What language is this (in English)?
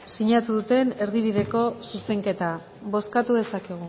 Basque